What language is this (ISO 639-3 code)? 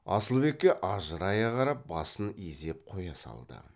kaz